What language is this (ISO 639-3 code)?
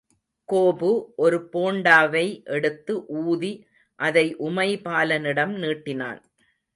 tam